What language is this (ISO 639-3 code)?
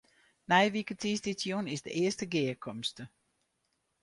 fry